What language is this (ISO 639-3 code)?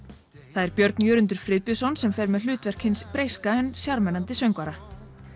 isl